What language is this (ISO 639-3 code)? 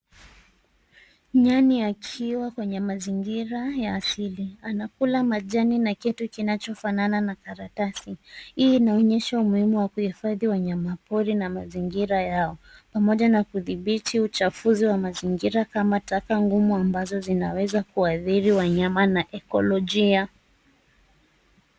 swa